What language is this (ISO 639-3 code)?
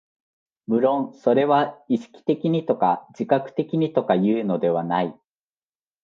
jpn